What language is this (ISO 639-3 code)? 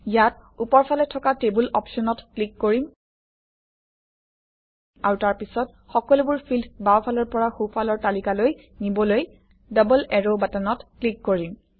asm